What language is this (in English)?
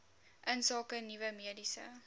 Afrikaans